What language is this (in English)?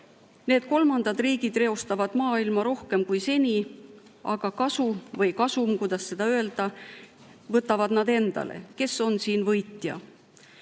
Estonian